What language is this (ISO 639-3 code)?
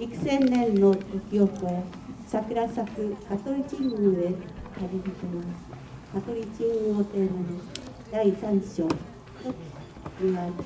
jpn